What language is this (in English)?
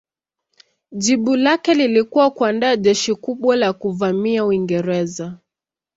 Swahili